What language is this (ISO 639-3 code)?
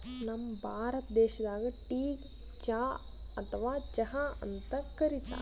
kan